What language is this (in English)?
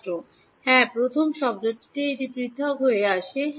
Bangla